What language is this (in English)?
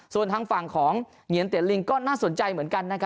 Thai